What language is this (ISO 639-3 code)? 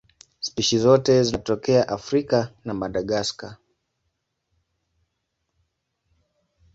swa